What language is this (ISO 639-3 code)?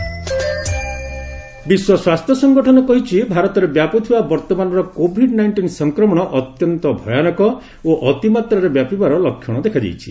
ori